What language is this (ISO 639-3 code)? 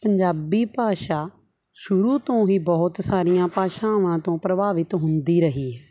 pan